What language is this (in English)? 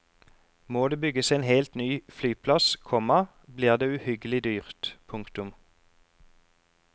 Norwegian